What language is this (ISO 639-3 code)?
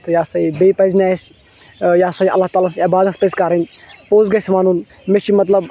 kas